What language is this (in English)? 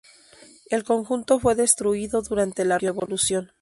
Spanish